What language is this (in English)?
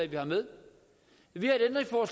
Danish